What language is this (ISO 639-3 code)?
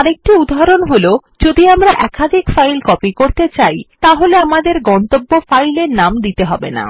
ben